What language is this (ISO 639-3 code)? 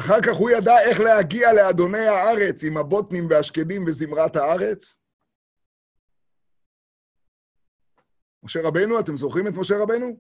heb